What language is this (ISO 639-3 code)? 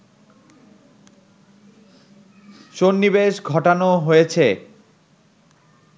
ben